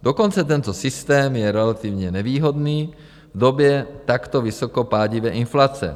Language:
Czech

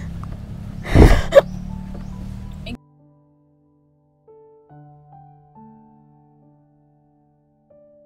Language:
Filipino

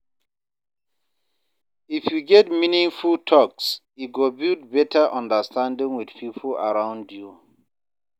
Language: Nigerian Pidgin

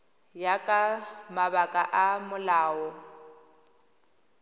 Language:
Tswana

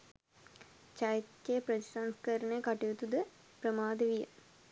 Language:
Sinhala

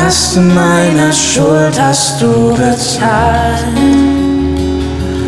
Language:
German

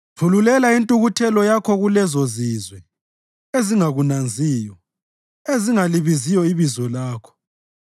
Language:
North Ndebele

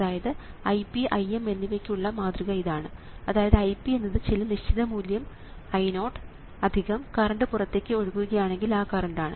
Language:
Malayalam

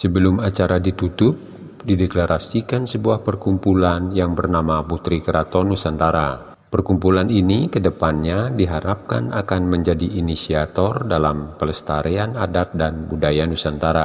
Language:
Indonesian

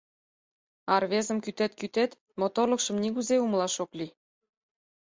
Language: Mari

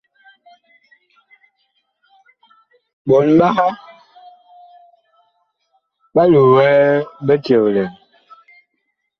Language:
Bakoko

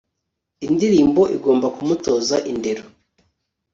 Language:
Kinyarwanda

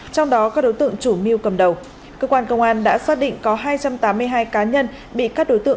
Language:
Vietnamese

